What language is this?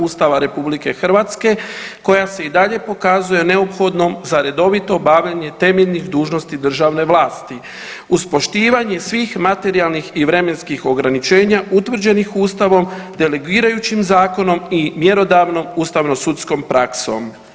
Croatian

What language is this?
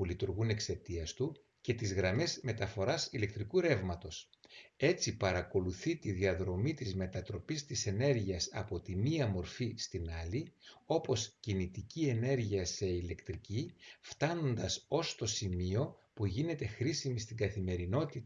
Greek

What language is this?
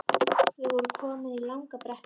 Icelandic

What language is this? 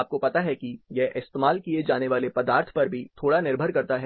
Hindi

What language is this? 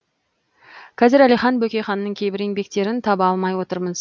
Kazakh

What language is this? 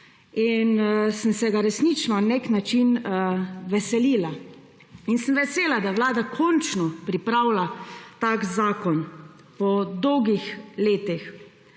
Slovenian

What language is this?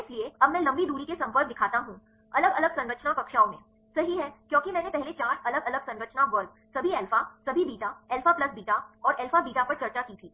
Hindi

